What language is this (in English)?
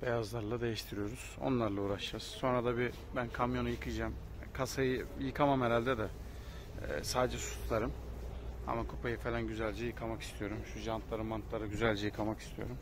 Turkish